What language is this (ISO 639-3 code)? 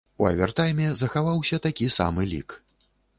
bel